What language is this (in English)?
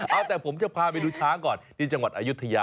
Thai